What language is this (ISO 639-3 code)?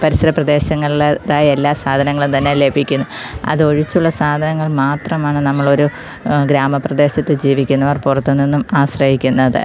mal